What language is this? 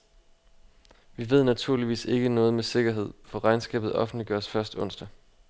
Danish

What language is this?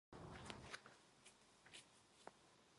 Korean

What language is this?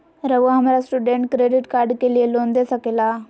Magahi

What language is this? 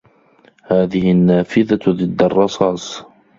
Arabic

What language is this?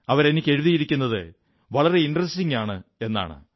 Malayalam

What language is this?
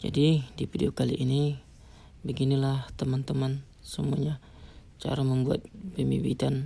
Indonesian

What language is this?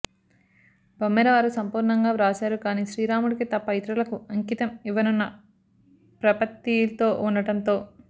Telugu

